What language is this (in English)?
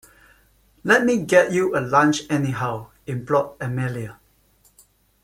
English